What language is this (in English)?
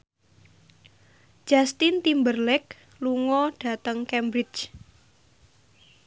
Javanese